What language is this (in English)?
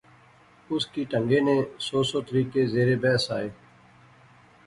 Pahari-Potwari